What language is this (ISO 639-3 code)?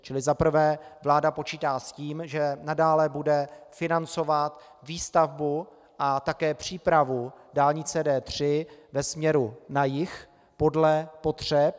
ces